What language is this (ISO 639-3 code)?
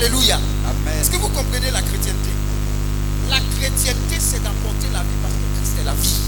fra